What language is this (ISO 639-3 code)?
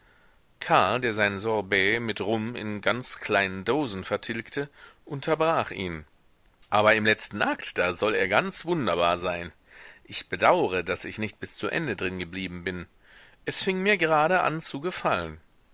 deu